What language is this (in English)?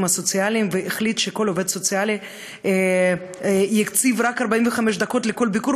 Hebrew